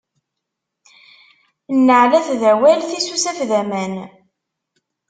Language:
Kabyle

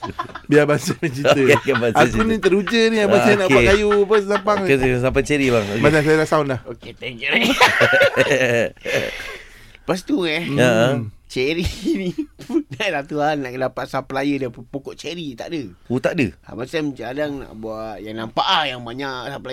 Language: Malay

